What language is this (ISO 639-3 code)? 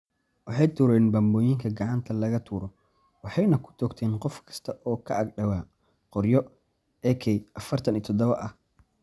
som